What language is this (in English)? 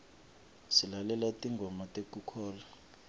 Swati